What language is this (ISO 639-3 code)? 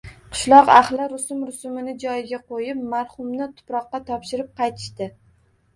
uzb